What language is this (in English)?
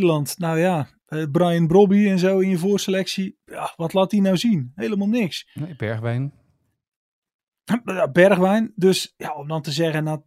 Dutch